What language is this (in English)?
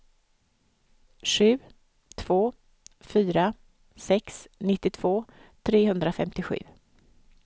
Swedish